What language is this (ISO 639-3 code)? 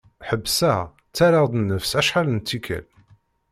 kab